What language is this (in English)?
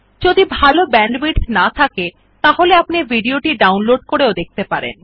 Bangla